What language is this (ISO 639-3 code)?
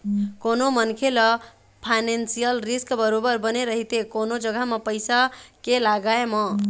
hne